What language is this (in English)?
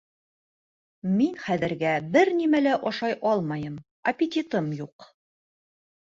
Bashkir